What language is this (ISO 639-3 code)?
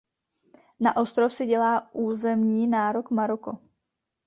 ces